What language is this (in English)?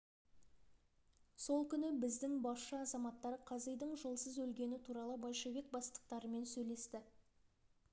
Kazakh